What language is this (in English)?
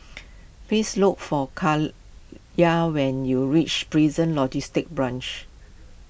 English